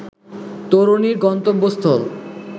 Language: Bangla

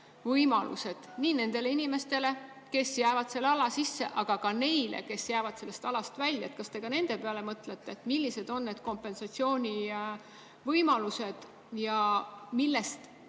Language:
Estonian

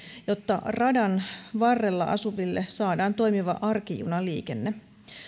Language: Finnish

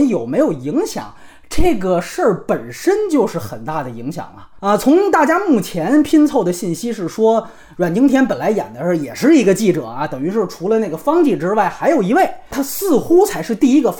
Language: Chinese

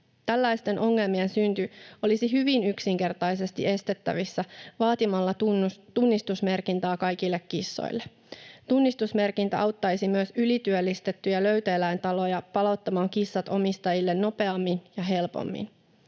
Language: Finnish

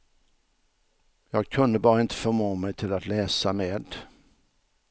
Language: Swedish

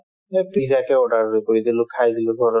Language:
Assamese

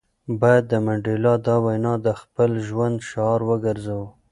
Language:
Pashto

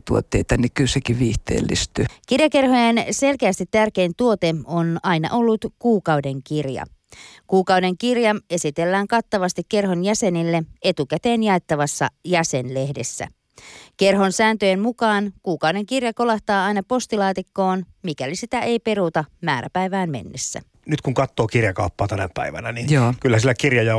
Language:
Finnish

